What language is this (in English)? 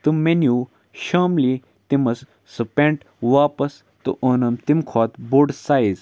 Kashmiri